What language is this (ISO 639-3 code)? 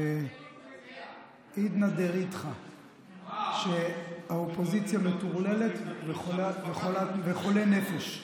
heb